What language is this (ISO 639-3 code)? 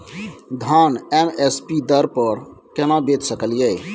mai